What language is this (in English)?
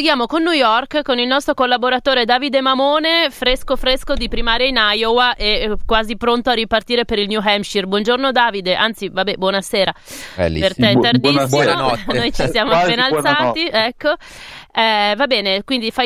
Italian